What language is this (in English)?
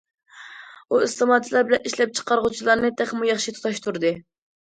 Uyghur